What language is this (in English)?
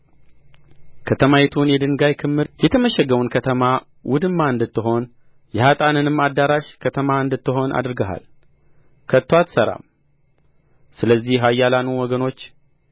Amharic